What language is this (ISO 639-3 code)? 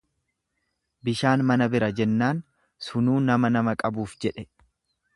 orm